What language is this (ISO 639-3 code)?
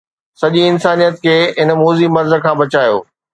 snd